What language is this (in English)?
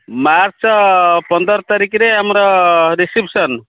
Odia